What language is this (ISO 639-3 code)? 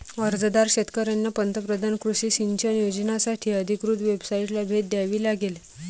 mar